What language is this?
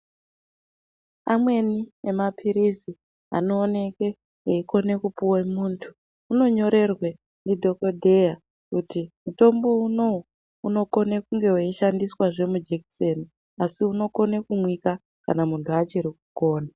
Ndau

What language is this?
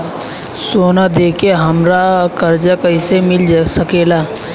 Bhojpuri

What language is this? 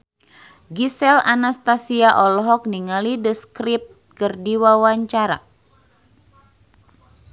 Sundanese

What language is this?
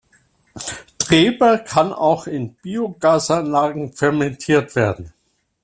German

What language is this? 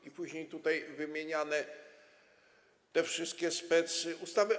Polish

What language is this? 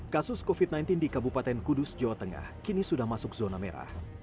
Indonesian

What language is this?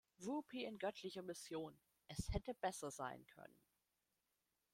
German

